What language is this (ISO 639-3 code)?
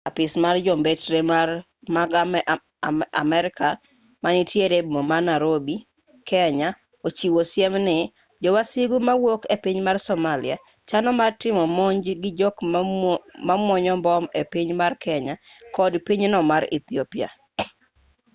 luo